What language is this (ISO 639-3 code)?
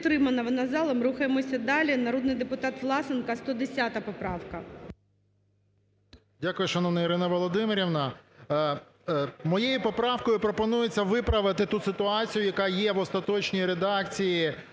ukr